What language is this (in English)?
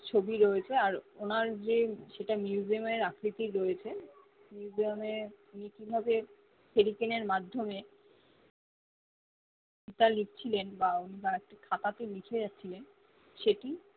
Bangla